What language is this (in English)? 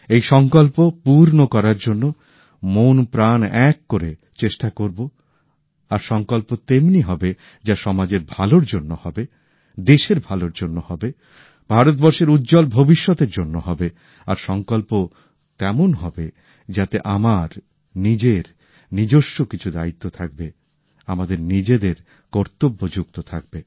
Bangla